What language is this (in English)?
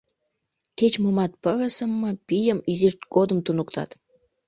Mari